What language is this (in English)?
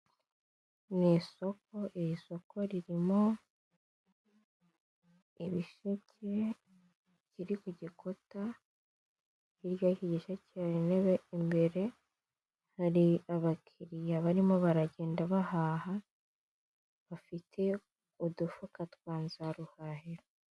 Kinyarwanda